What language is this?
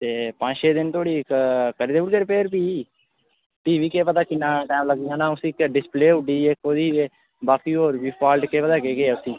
Dogri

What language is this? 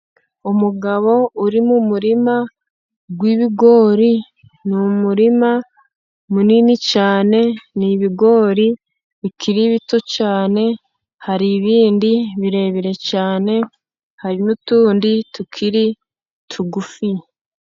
Kinyarwanda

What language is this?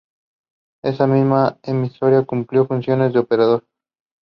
English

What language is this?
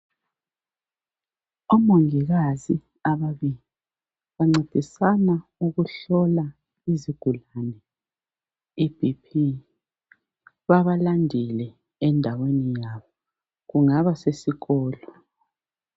North Ndebele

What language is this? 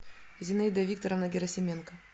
Russian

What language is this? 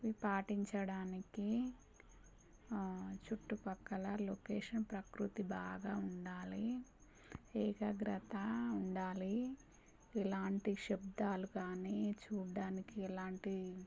Telugu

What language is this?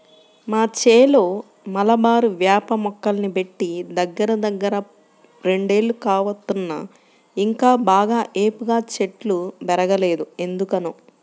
Telugu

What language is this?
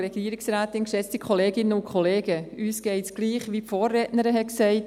Swiss German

